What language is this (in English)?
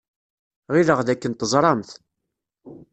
Kabyle